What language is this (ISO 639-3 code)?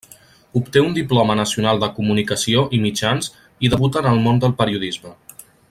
cat